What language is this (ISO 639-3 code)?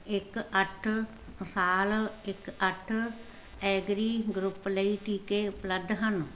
pan